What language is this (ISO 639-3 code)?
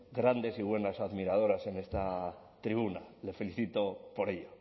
spa